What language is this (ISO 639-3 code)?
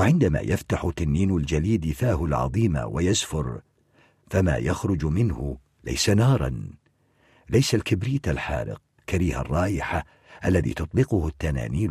ara